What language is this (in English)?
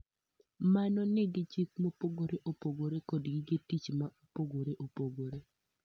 Luo (Kenya and Tanzania)